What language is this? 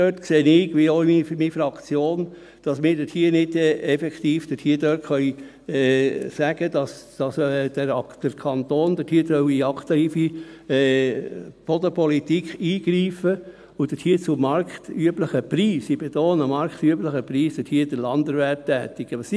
Swiss German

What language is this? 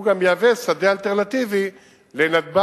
Hebrew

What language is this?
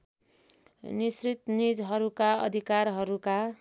Nepali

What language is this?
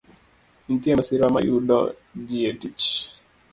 Luo (Kenya and Tanzania)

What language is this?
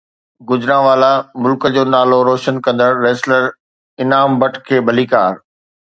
Sindhi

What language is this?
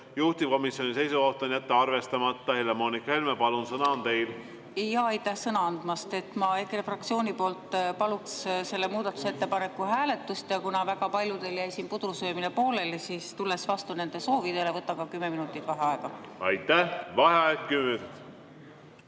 Estonian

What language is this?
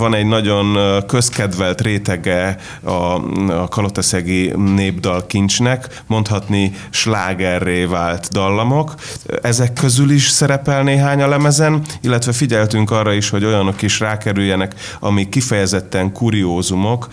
Hungarian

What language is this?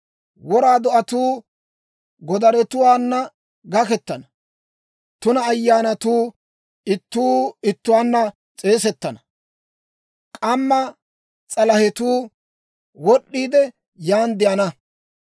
Dawro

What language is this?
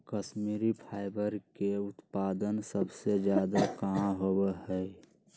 Magahi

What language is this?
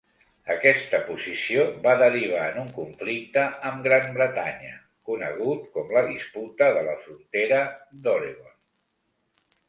Catalan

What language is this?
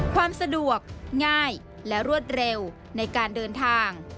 Thai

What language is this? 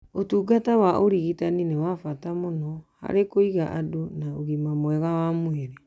Kikuyu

